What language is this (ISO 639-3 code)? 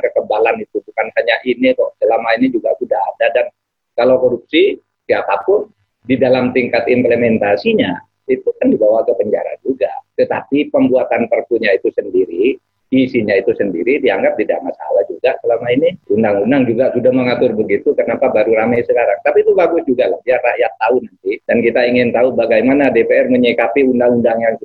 ind